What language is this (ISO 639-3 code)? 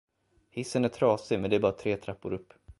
swe